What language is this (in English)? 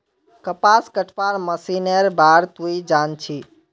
Magahi